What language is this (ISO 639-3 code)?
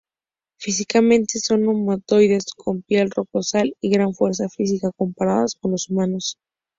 spa